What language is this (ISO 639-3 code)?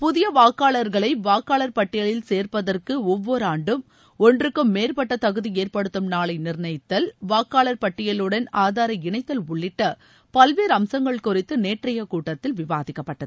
tam